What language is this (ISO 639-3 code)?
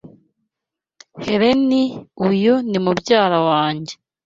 kin